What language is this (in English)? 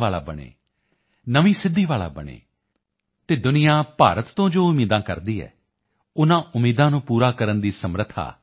Punjabi